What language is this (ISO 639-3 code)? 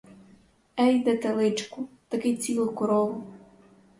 ukr